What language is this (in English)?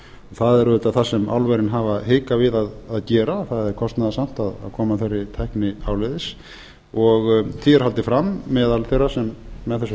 Icelandic